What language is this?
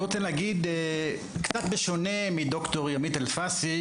Hebrew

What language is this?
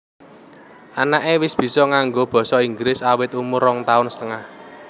Javanese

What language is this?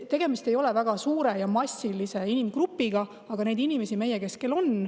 Estonian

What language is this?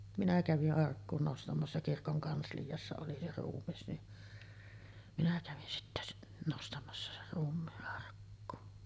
Finnish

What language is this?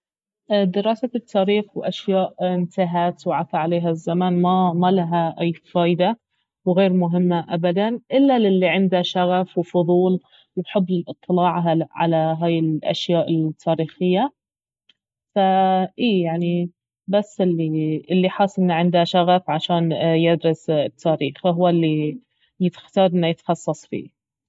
Baharna Arabic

